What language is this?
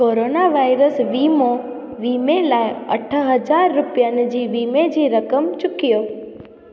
Sindhi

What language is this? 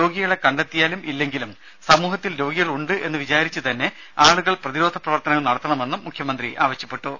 Malayalam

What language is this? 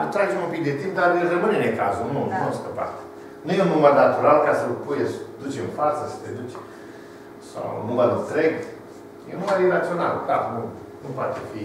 Romanian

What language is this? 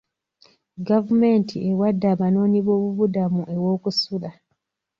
Ganda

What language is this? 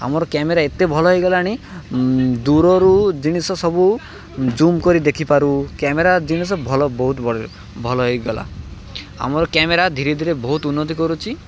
Odia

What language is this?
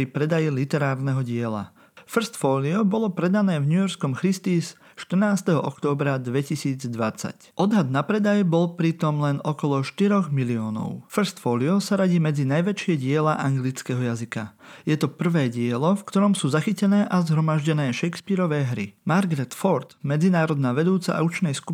Slovak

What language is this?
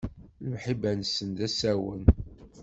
Kabyle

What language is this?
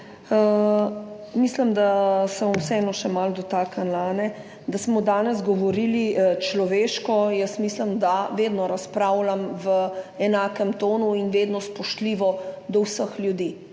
Slovenian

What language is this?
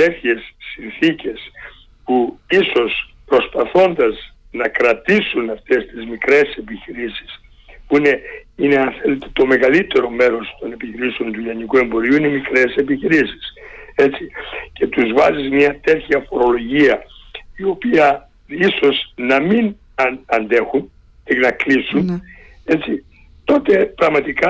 Greek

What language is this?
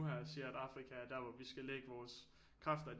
Danish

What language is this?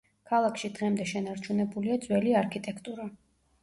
Georgian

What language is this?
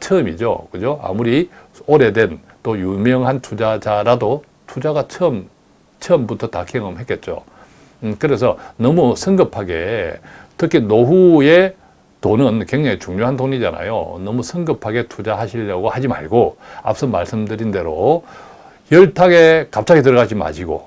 Korean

